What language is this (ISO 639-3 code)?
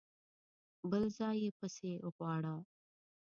pus